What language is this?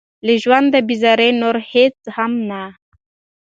Pashto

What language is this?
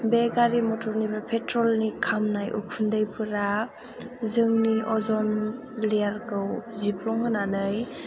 Bodo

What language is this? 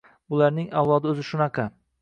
Uzbek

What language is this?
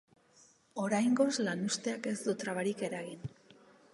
Basque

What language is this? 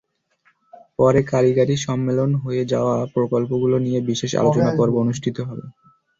Bangla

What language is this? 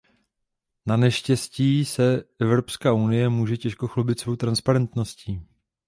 Czech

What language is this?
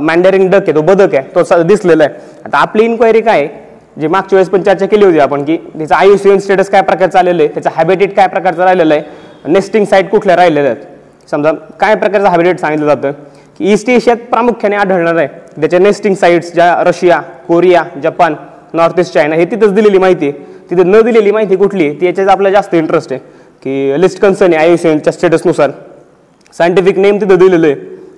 Marathi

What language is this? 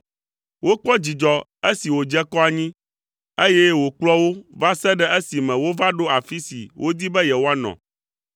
Ewe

